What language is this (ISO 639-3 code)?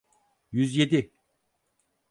tur